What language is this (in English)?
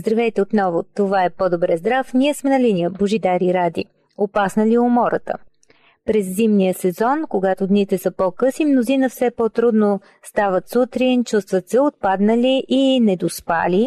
Bulgarian